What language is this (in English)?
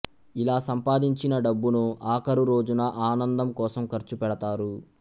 Telugu